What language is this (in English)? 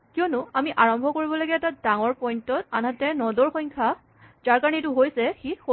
Assamese